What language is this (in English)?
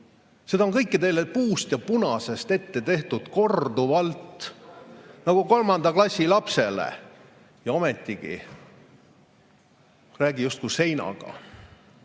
Estonian